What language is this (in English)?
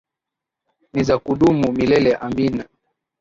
Swahili